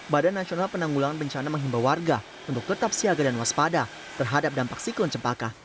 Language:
Indonesian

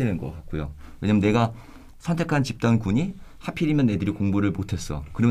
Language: Korean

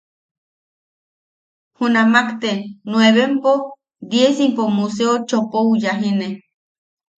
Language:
Yaqui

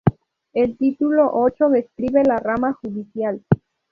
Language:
Spanish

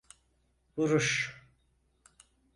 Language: Turkish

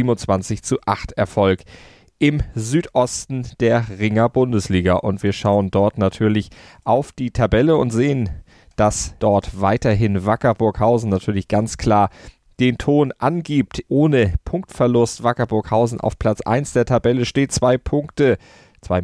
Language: German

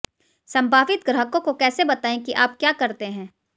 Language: Hindi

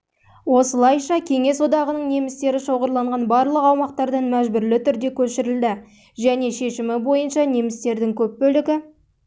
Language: Kazakh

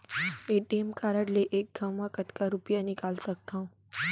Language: Chhattisgarhi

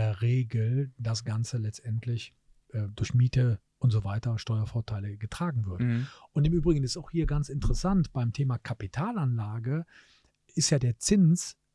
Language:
German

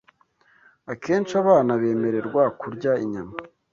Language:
Kinyarwanda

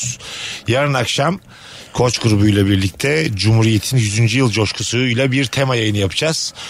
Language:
Turkish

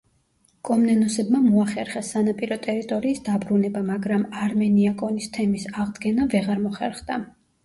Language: Georgian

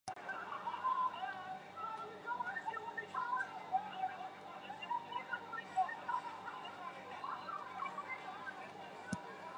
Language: Chinese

